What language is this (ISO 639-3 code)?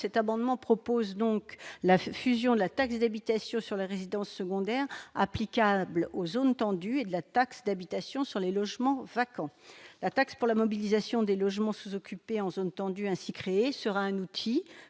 fra